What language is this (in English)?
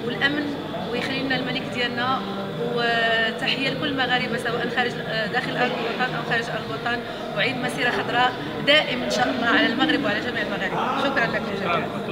Arabic